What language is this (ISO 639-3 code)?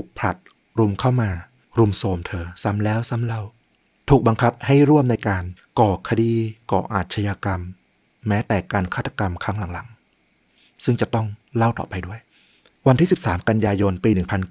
tha